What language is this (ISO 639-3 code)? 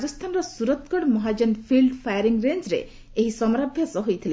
ori